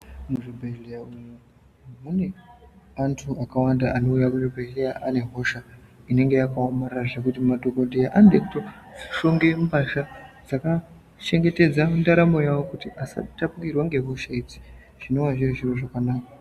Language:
Ndau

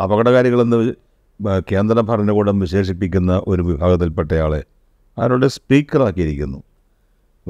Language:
Malayalam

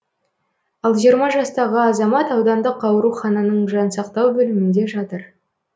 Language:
Kazakh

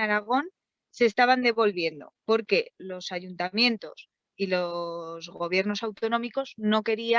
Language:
Spanish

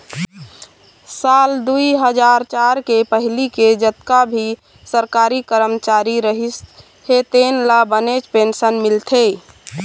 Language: Chhattisgarhi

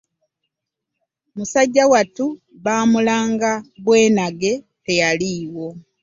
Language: Ganda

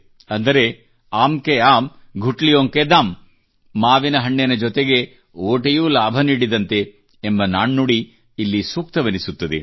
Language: Kannada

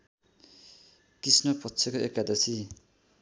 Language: Nepali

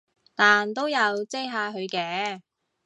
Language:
Cantonese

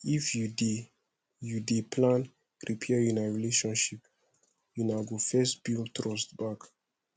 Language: Nigerian Pidgin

